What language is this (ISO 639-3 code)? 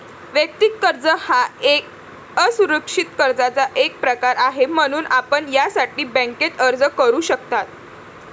mar